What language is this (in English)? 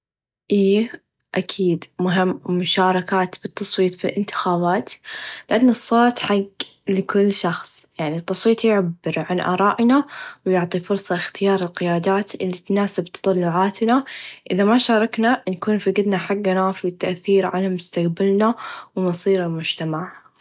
Najdi Arabic